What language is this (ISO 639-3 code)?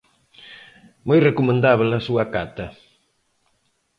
glg